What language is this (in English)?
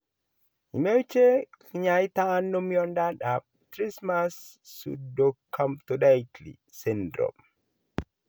Kalenjin